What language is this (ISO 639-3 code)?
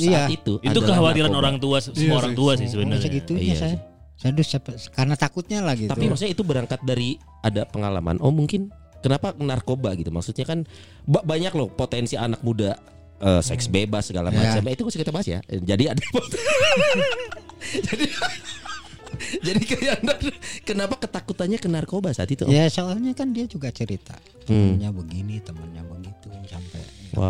ind